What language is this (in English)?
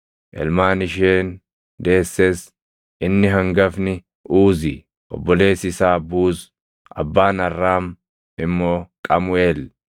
Oromo